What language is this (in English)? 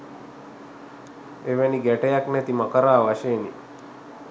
Sinhala